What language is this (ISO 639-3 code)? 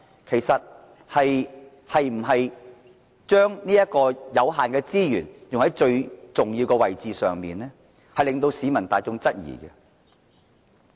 yue